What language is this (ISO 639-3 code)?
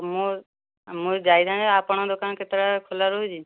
ori